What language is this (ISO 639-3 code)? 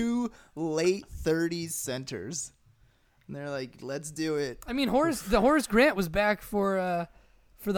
eng